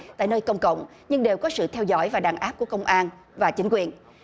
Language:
Vietnamese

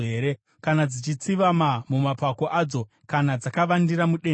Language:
Shona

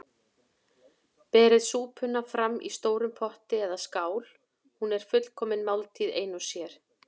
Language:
Icelandic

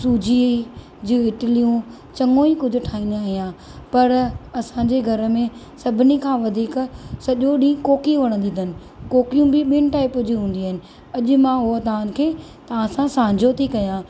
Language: Sindhi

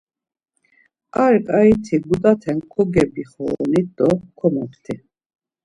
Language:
Laz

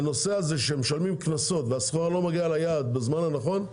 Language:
Hebrew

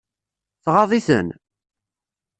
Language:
Kabyle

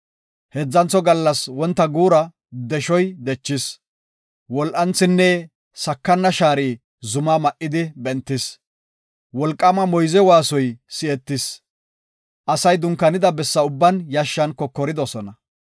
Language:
Gofa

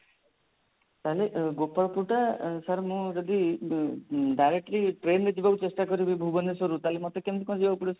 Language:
Odia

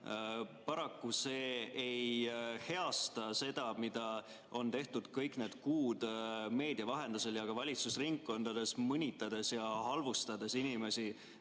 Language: Estonian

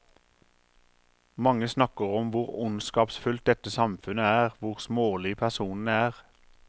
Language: Norwegian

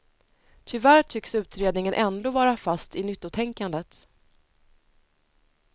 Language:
Swedish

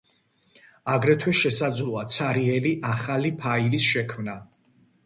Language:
Georgian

